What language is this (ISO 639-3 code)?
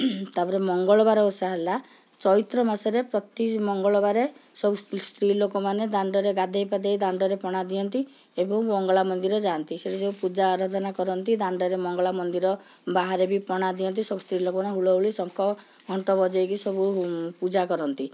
ori